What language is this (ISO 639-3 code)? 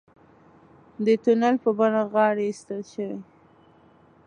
pus